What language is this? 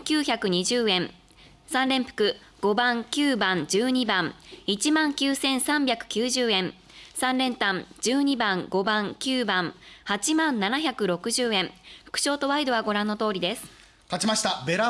Japanese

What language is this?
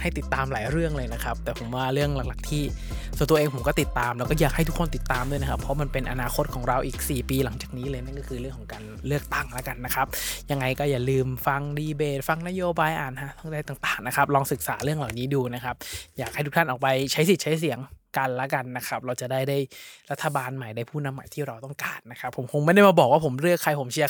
Thai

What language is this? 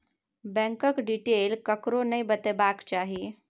Maithili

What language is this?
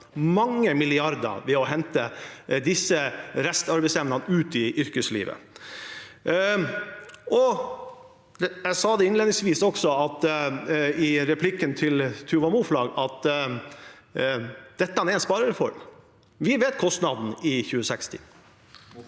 Norwegian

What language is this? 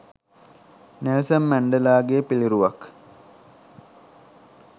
Sinhala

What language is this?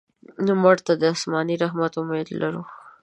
Pashto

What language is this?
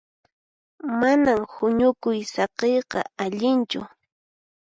Puno Quechua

